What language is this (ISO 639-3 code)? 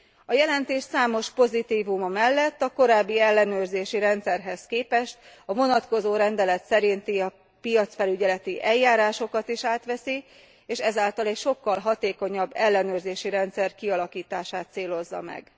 hun